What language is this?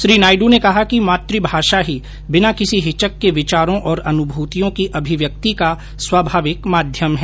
Hindi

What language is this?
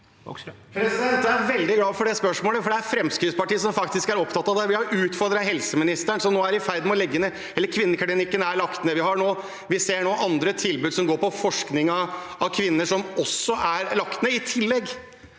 Norwegian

